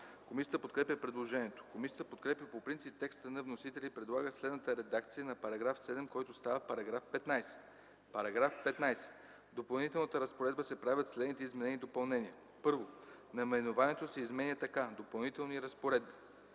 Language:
Bulgarian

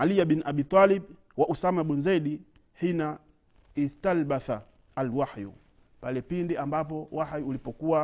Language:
Swahili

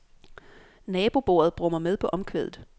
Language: Danish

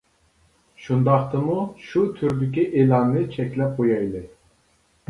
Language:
Uyghur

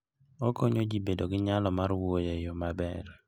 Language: Luo (Kenya and Tanzania)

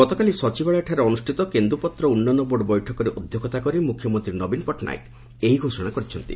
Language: Odia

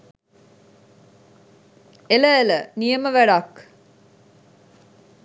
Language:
Sinhala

